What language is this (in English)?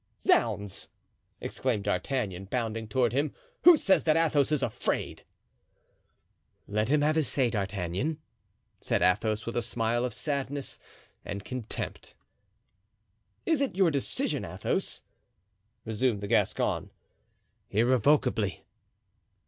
English